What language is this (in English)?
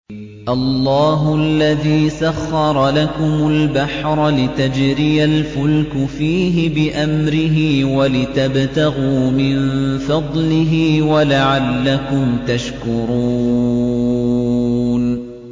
Arabic